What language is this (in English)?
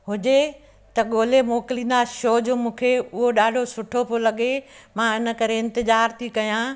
Sindhi